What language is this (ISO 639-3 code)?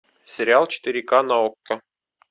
rus